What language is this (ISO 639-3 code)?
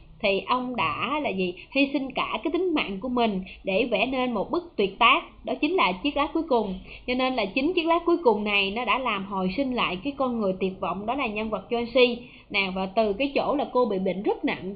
vie